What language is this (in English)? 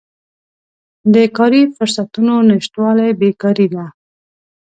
Pashto